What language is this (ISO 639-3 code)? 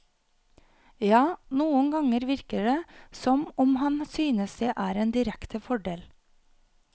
nor